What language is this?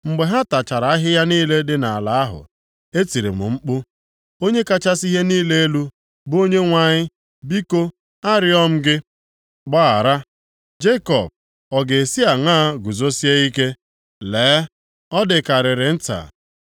Igbo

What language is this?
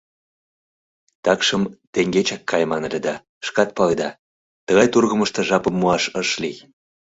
Mari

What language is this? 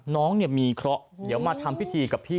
Thai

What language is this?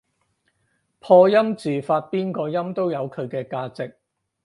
Cantonese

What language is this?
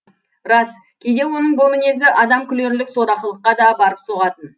Kazakh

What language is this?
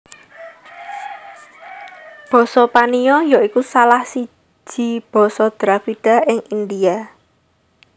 Javanese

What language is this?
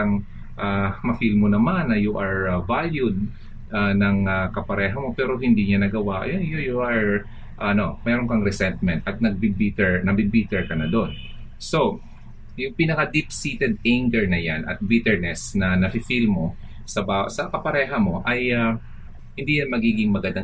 Filipino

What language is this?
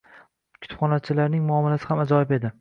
Uzbek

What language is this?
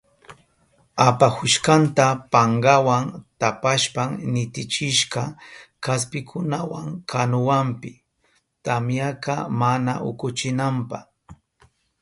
Southern Pastaza Quechua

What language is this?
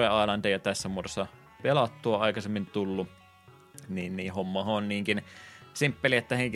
Finnish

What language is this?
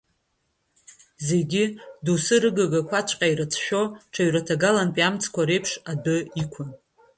Abkhazian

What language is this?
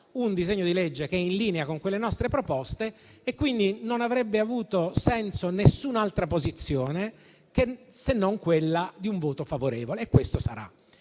Italian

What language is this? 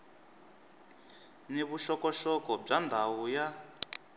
Tsonga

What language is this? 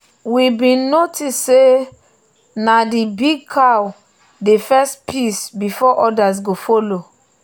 Nigerian Pidgin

